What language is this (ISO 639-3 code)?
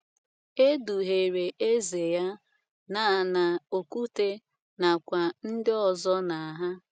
ibo